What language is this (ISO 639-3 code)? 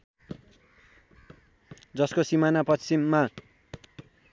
nep